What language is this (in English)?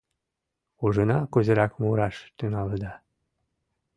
Mari